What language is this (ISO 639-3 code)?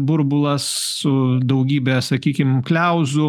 lit